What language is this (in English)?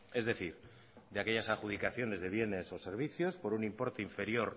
Spanish